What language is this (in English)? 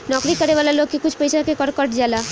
Bhojpuri